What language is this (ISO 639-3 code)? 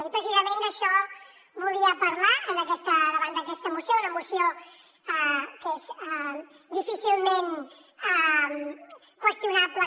cat